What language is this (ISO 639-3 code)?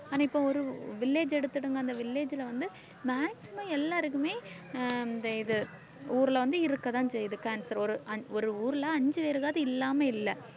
tam